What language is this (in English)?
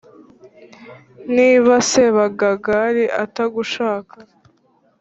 Kinyarwanda